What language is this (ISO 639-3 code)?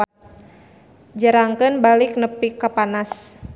sun